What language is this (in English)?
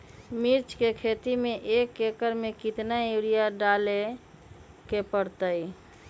Magahi